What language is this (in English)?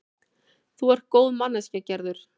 Icelandic